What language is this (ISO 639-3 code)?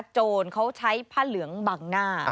tha